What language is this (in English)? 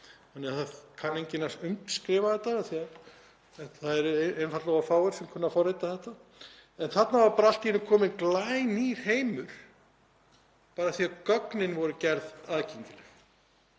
Icelandic